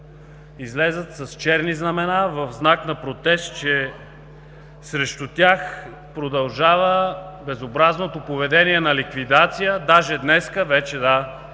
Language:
Bulgarian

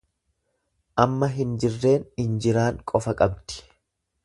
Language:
Oromo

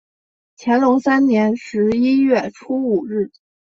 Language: Chinese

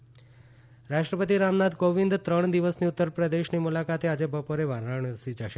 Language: Gujarati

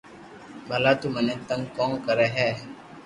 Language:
Loarki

